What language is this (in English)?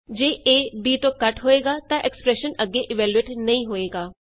Punjabi